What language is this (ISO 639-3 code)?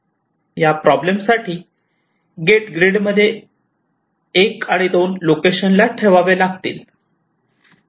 mar